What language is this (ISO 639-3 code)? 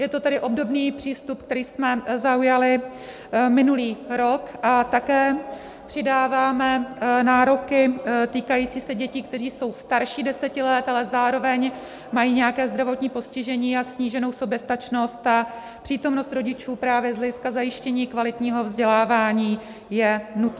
ces